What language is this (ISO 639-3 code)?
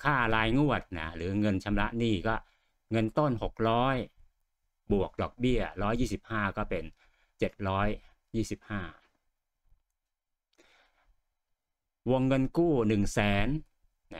tha